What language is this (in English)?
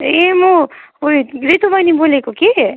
Nepali